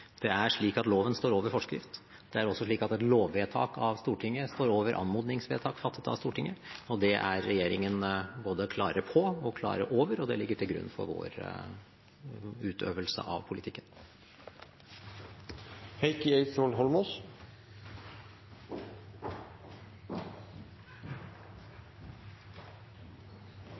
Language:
Norwegian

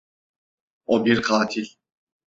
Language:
Turkish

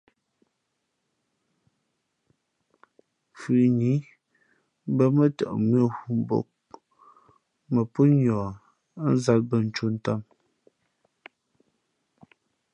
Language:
Fe'fe'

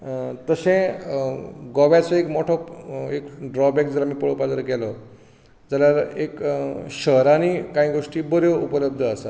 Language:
Konkani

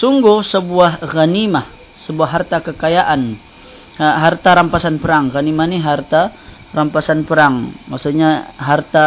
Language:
Malay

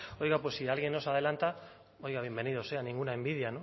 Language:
Spanish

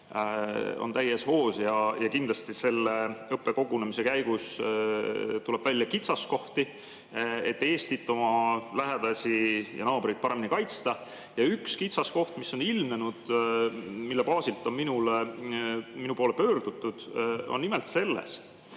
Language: Estonian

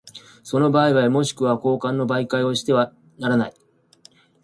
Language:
Japanese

